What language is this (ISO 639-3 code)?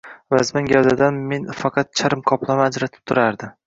uzb